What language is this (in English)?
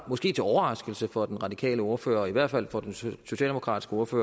Danish